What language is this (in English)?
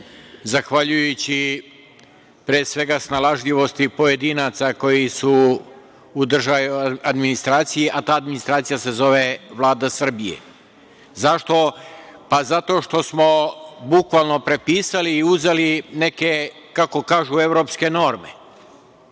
Serbian